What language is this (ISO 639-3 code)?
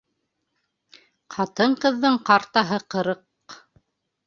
bak